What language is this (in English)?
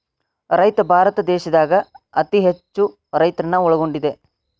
Kannada